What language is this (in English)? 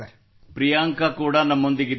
Kannada